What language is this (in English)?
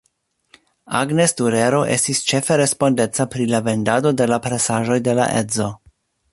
Esperanto